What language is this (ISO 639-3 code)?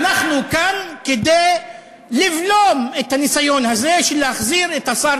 heb